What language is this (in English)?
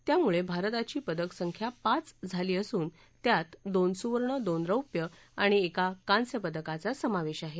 Marathi